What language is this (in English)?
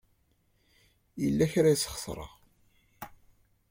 Kabyle